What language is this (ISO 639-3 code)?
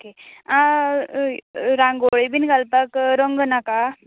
kok